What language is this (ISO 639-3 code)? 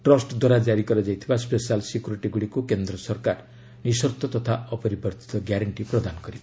ori